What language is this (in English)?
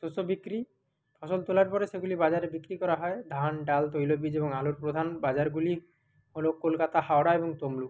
Bangla